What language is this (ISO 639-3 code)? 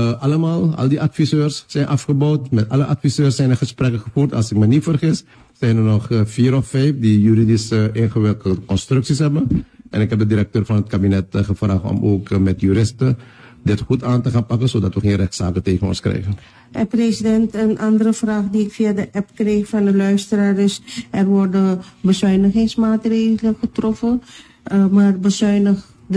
nld